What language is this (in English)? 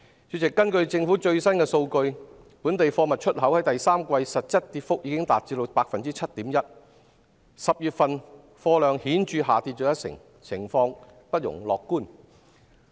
Cantonese